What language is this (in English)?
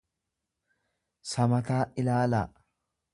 Oromo